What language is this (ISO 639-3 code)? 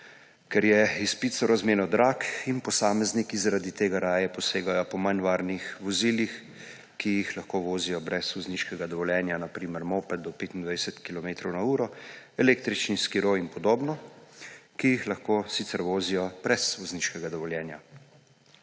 slv